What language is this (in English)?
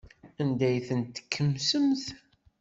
Kabyle